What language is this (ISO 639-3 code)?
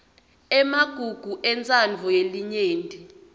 ssw